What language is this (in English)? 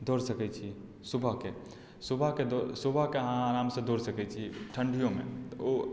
Maithili